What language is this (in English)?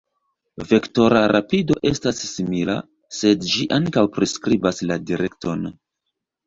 Esperanto